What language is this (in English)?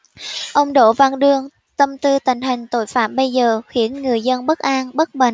Vietnamese